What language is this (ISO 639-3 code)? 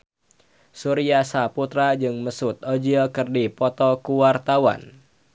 sun